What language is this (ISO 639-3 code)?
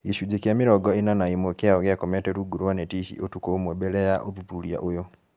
kik